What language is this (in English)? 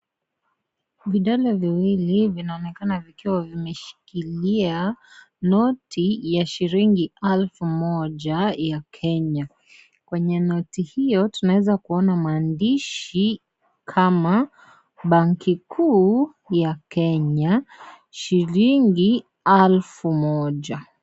Swahili